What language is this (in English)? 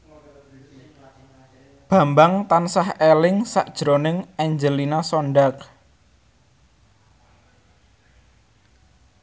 Javanese